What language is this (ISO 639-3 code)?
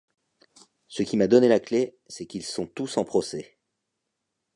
fra